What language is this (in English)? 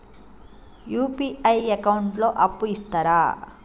Telugu